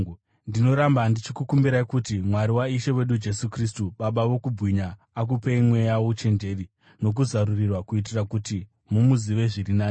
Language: Shona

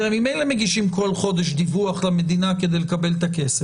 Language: Hebrew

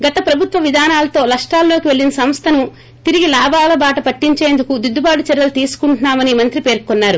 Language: Telugu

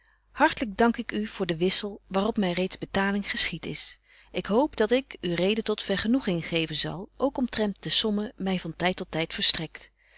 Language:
Dutch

